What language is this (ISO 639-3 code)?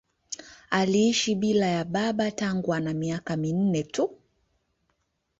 swa